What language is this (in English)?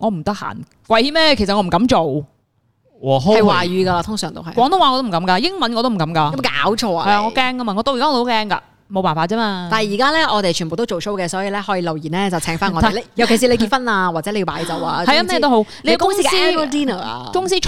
Chinese